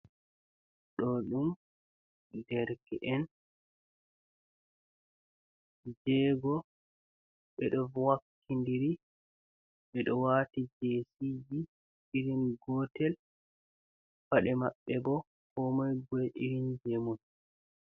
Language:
Fula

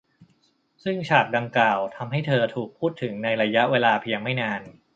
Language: Thai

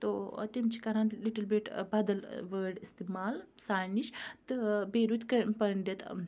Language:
Kashmiri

